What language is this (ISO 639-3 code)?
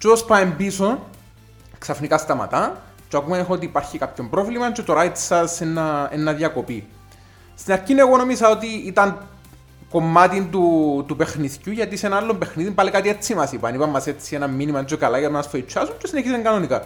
ell